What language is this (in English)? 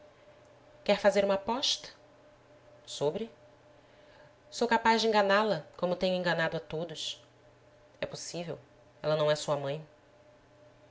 Portuguese